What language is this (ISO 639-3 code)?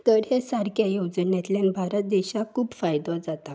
kok